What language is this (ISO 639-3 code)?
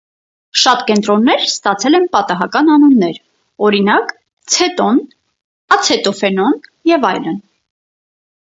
hye